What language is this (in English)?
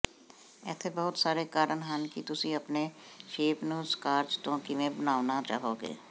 Punjabi